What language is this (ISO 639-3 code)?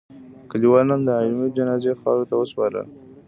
pus